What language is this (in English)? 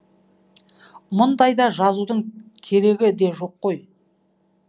Kazakh